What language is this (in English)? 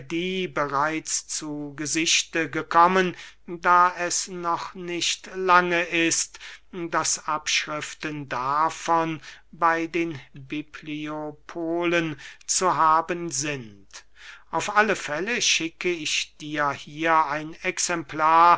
German